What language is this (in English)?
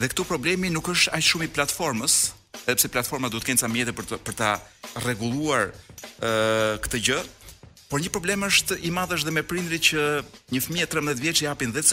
Turkish